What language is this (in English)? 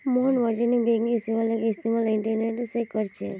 Magahi